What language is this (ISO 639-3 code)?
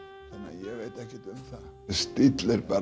isl